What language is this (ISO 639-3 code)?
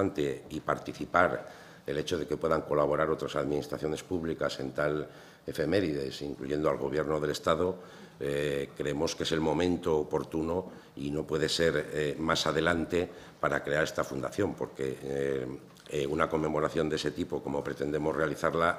spa